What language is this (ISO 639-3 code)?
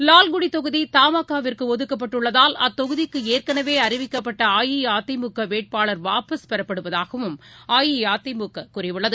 tam